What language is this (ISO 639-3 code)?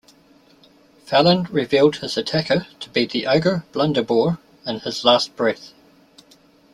eng